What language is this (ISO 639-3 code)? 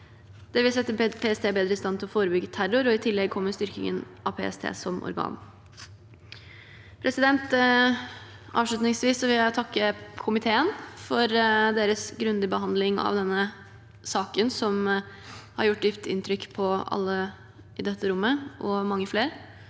nor